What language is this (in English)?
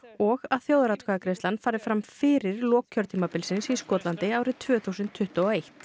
Icelandic